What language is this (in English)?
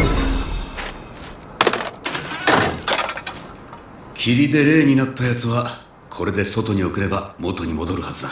Japanese